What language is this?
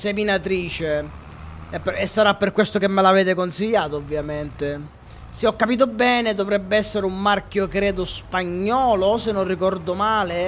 Italian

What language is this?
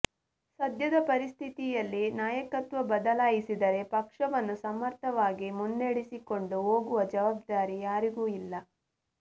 Kannada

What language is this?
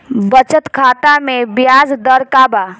Bhojpuri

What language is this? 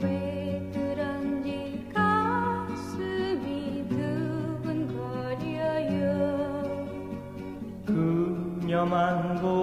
Latvian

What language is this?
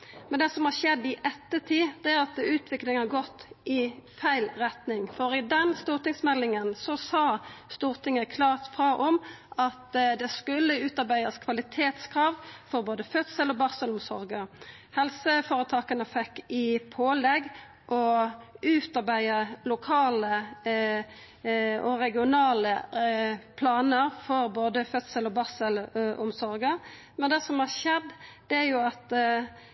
Norwegian Nynorsk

